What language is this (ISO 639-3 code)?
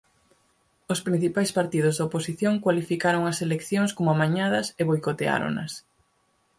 glg